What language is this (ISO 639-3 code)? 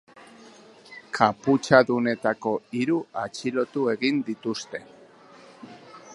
eus